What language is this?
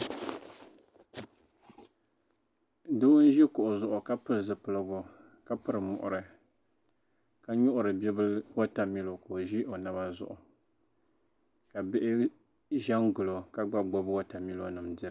Dagbani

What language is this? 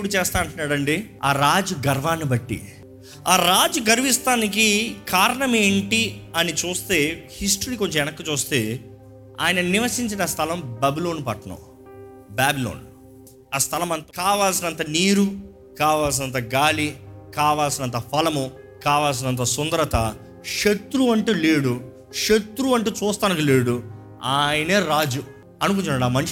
Telugu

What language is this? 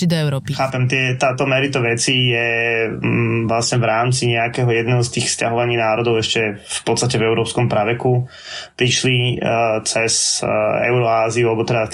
Slovak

